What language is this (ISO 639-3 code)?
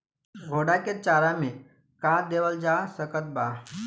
bho